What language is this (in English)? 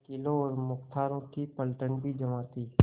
Hindi